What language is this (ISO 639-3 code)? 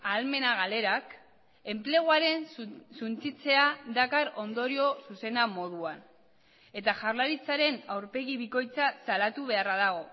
eus